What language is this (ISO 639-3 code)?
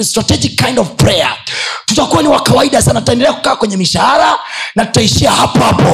swa